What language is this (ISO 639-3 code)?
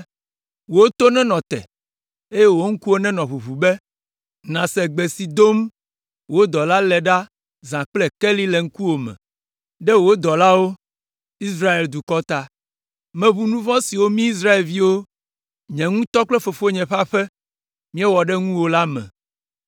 ewe